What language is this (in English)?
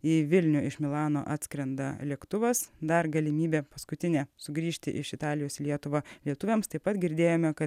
Lithuanian